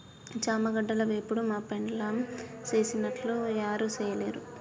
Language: Telugu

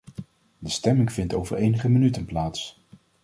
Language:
Dutch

